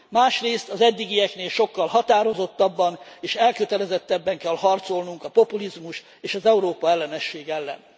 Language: Hungarian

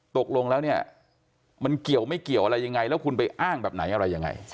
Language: Thai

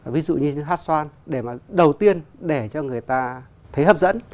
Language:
Vietnamese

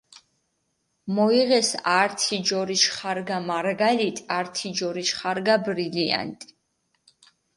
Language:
Mingrelian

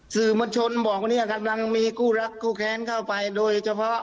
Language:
Thai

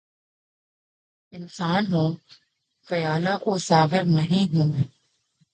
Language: Urdu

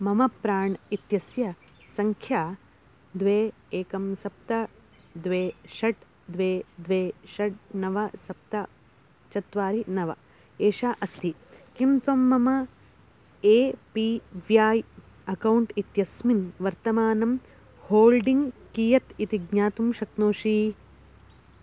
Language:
Sanskrit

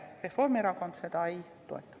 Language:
Estonian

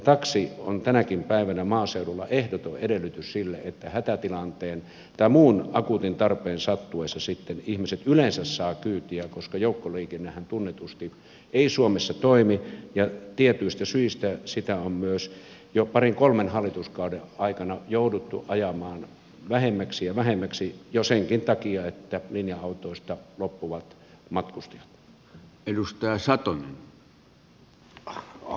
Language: Finnish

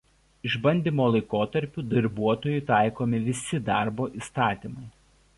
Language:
Lithuanian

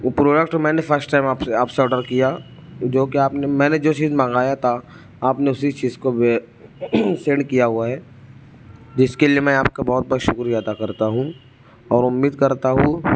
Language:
Urdu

